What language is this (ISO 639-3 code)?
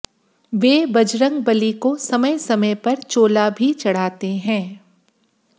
hin